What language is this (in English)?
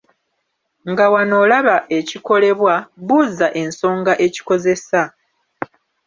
Ganda